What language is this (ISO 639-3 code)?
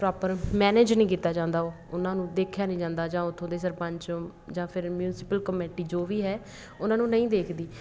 pan